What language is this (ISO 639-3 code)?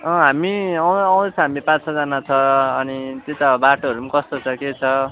nep